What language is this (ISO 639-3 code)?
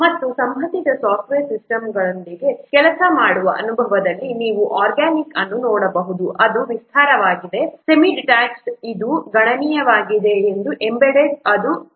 kan